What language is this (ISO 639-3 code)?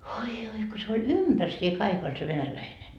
fin